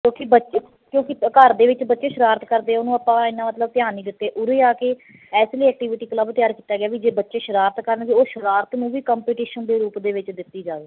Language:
Punjabi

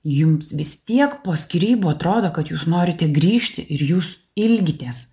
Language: Lithuanian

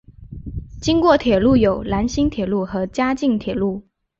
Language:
Chinese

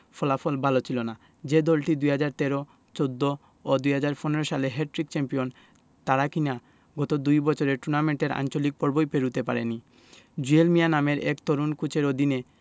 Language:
Bangla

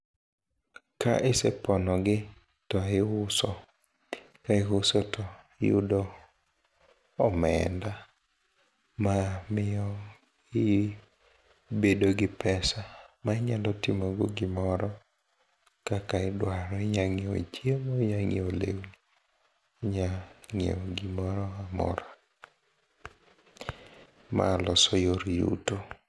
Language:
Luo (Kenya and Tanzania)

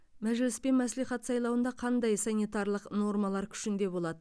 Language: Kazakh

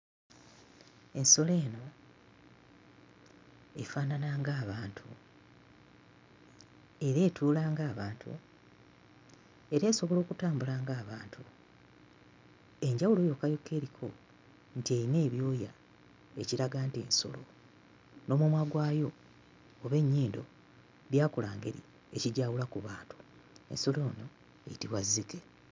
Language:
Ganda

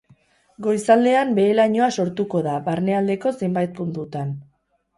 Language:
Basque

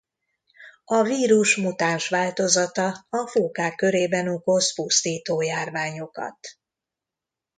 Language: Hungarian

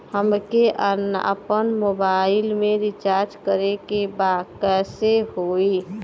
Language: Bhojpuri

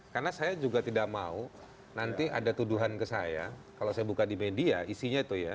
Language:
Indonesian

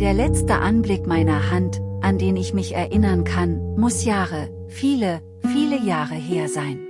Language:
German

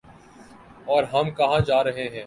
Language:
Urdu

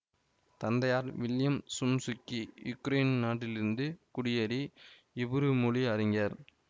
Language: Tamil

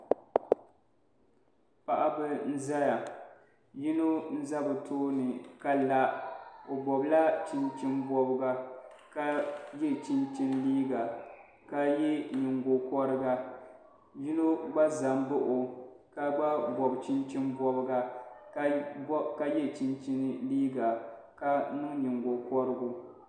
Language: Dagbani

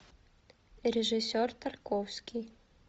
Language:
Russian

